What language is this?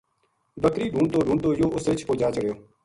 Gujari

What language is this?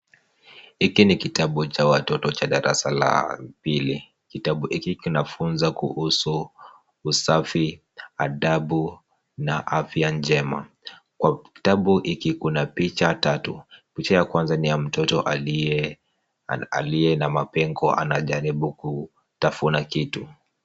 Swahili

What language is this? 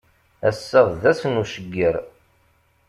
Kabyle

